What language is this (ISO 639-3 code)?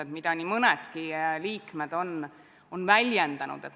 est